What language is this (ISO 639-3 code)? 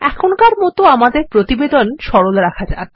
ben